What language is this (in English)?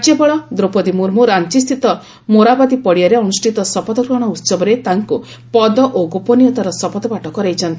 Odia